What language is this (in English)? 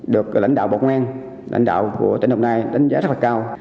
Vietnamese